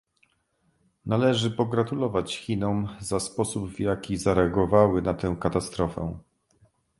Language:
Polish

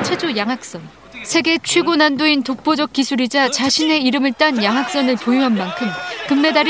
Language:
Korean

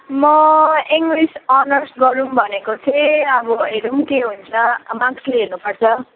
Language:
Nepali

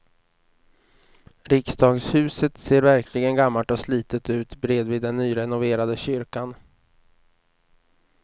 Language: Swedish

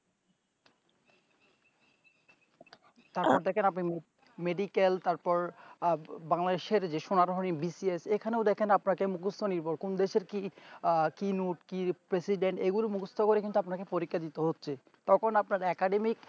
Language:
Bangla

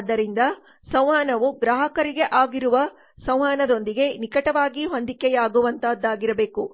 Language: Kannada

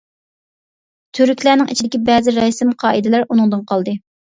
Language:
Uyghur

